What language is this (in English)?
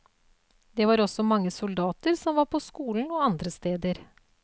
Norwegian